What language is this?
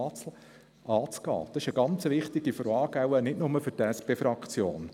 Swiss German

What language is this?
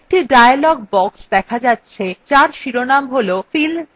Bangla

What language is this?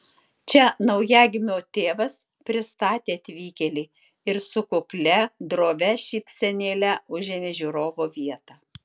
Lithuanian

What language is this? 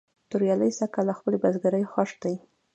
Pashto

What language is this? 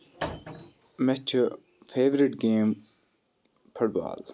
Kashmiri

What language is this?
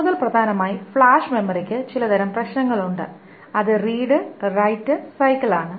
Malayalam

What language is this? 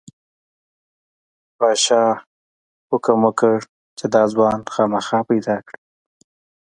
Pashto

